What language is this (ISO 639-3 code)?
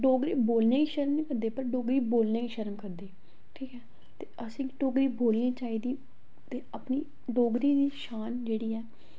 doi